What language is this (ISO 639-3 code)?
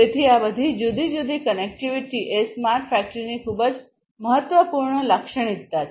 guj